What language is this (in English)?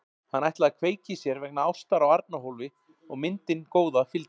Icelandic